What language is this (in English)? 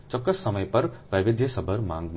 Gujarati